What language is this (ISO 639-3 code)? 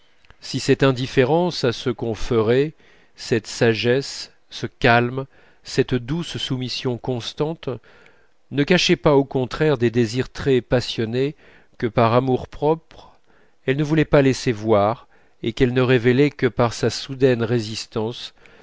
fra